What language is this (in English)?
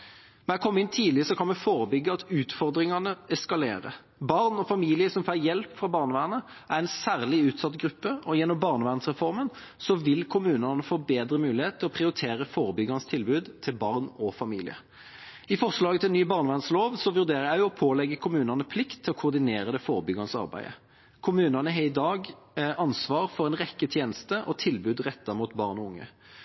Norwegian Bokmål